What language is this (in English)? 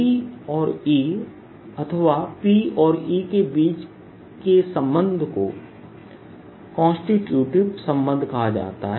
Hindi